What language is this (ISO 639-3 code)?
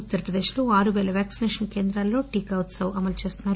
tel